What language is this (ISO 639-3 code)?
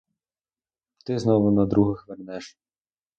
ukr